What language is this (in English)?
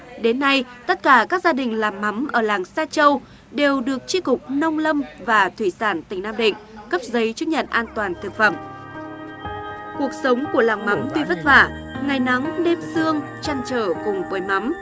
Vietnamese